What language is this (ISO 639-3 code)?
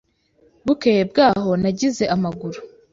kin